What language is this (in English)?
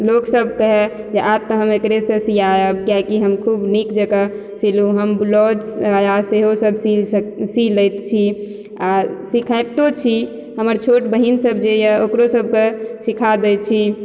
Maithili